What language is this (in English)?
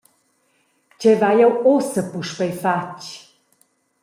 Romansh